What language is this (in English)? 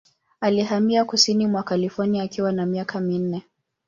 Swahili